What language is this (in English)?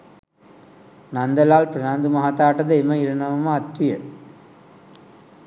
Sinhala